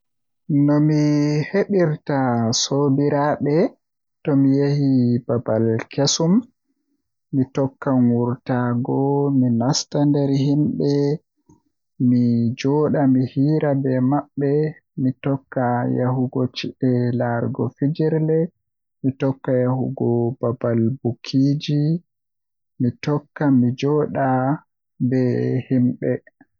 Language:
Western Niger Fulfulde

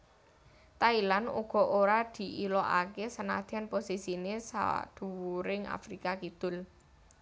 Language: Javanese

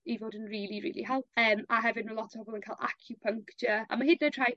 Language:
Welsh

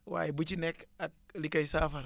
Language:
Wolof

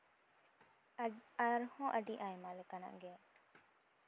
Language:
Santali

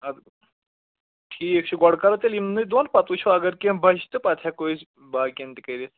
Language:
Kashmiri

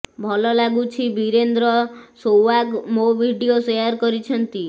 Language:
Odia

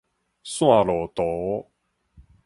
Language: Min Nan Chinese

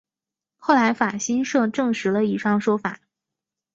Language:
Chinese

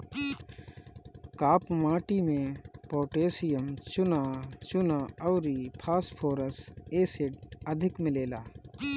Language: Bhojpuri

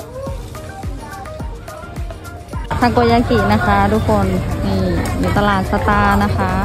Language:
Thai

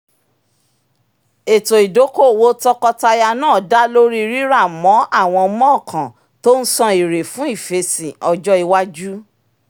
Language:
Yoruba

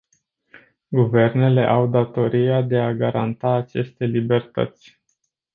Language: Romanian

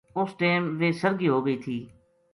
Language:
Gujari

